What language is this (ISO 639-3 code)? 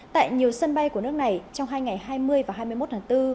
vie